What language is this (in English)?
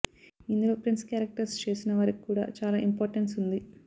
Telugu